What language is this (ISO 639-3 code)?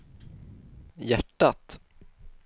swe